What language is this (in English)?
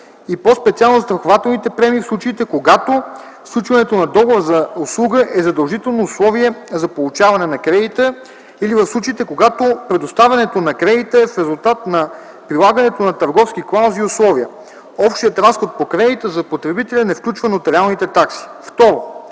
Bulgarian